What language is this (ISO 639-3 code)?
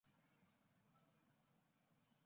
zho